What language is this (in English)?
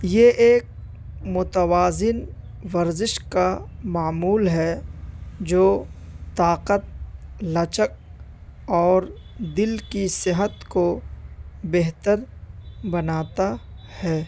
Urdu